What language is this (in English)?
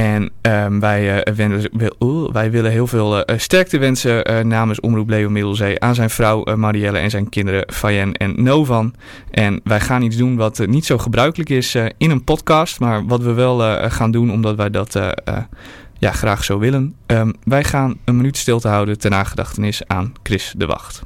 Dutch